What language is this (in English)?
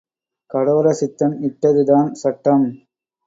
Tamil